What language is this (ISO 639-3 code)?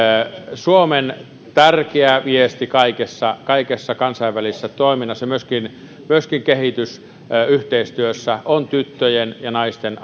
fin